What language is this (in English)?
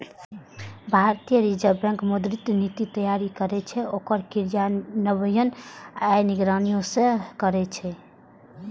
Maithili